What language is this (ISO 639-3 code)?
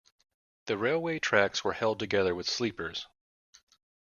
eng